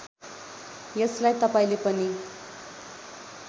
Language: Nepali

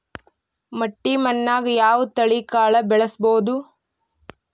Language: Kannada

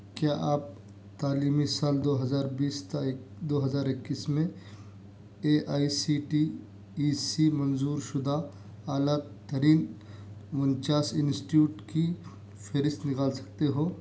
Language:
Urdu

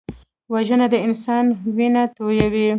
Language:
Pashto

